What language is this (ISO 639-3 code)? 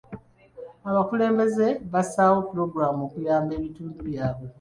lug